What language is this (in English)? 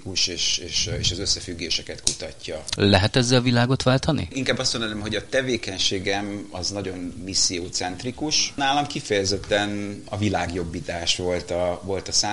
Hungarian